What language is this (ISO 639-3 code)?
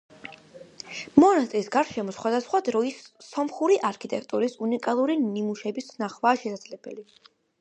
kat